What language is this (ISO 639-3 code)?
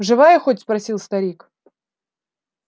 rus